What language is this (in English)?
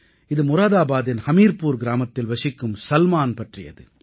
Tamil